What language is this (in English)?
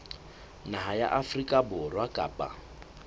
Southern Sotho